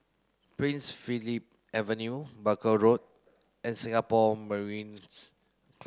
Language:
English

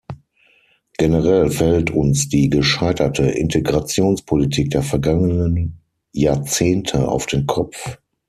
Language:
German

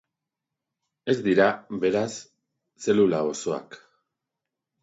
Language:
Basque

